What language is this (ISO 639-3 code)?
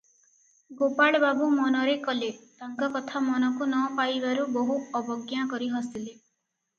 ori